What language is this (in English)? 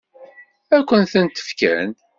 Kabyle